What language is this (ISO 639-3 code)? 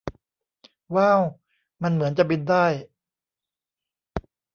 tha